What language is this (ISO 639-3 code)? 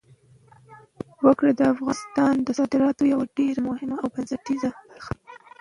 pus